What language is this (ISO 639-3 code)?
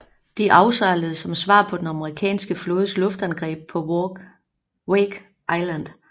dan